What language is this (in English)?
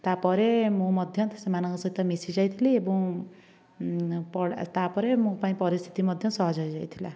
Odia